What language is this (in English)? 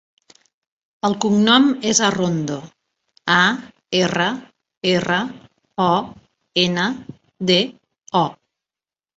Catalan